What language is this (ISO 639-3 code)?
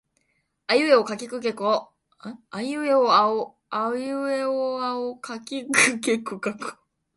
jpn